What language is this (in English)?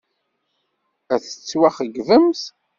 Kabyle